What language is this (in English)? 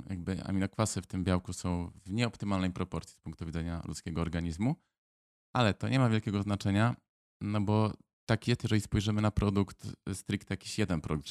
Polish